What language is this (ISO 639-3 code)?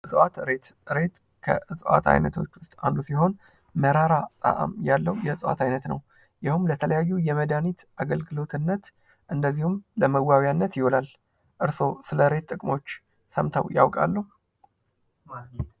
amh